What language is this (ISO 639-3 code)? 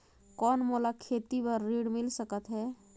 hne